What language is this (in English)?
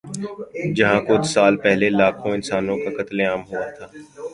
Urdu